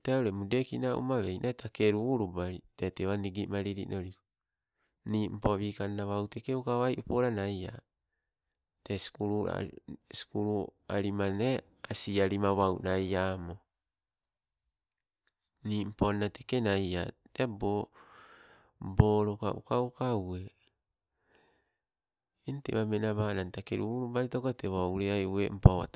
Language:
Sibe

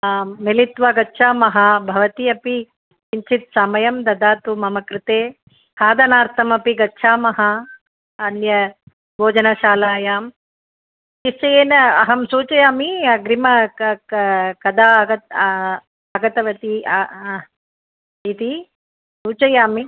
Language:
Sanskrit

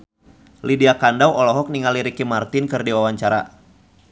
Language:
Sundanese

